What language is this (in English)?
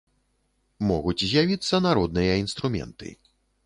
Belarusian